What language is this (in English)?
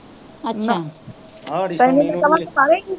Punjabi